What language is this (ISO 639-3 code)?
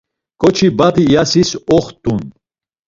lzz